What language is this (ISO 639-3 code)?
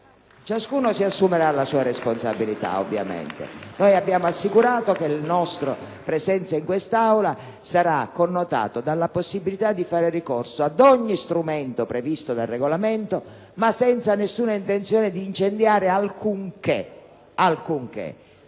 ita